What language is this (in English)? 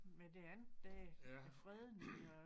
Danish